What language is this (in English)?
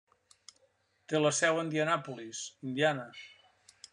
Catalan